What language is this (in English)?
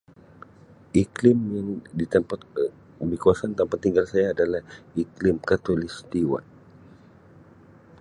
Sabah Malay